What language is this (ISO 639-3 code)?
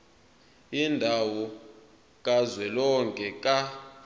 zul